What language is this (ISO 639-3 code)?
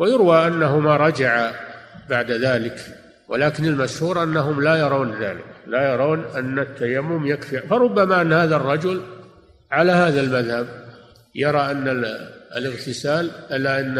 ara